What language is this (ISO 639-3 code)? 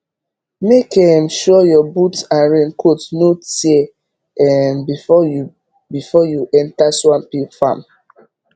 pcm